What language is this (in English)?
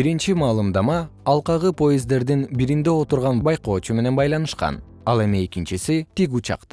Kyrgyz